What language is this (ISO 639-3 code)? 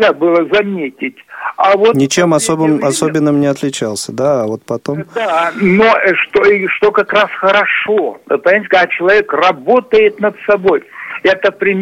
rus